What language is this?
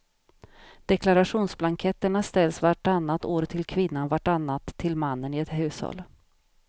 Swedish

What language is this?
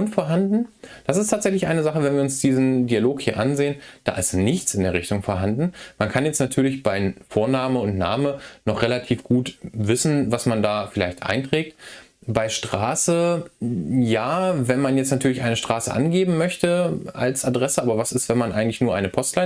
German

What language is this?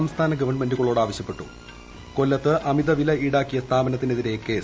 Malayalam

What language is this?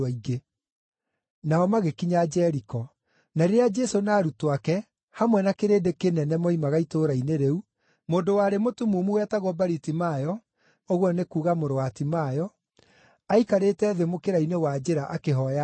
Kikuyu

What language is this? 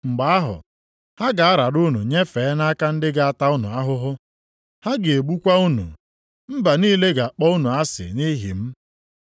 Igbo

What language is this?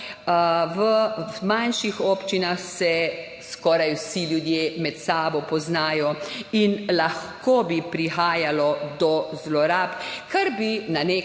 Slovenian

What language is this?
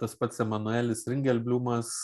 Lithuanian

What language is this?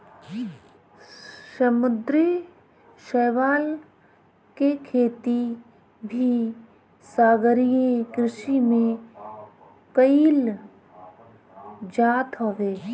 Bhojpuri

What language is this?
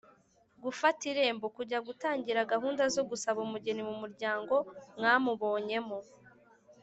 Kinyarwanda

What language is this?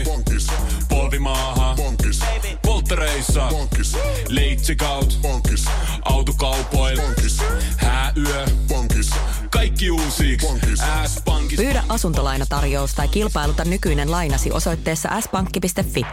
Finnish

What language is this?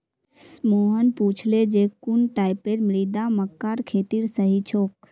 Magahi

